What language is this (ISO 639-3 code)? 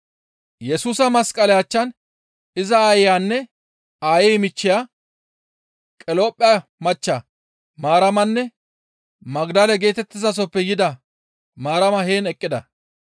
gmv